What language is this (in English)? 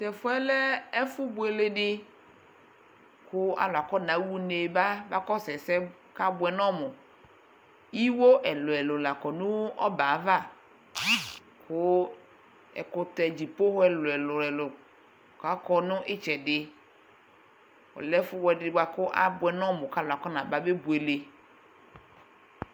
Ikposo